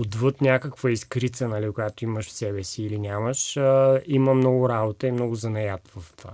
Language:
Bulgarian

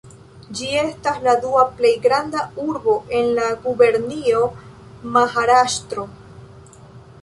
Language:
Esperanto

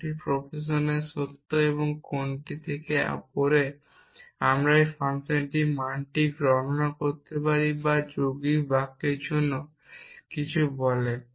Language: Bangla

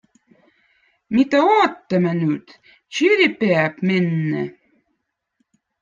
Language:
Votic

